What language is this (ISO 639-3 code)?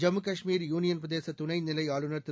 tam